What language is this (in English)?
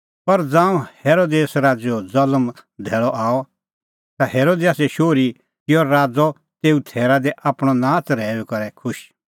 Kullu Pahari